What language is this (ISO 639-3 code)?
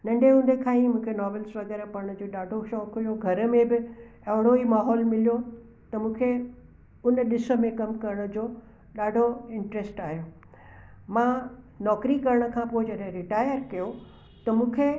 snd